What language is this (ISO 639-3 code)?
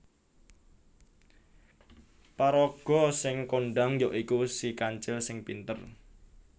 jav